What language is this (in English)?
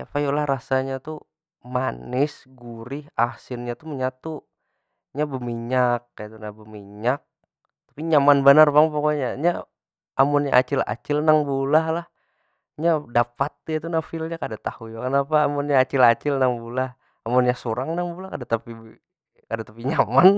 Banjar